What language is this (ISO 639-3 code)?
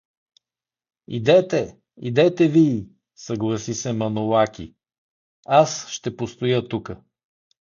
bul